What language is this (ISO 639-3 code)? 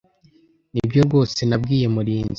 kin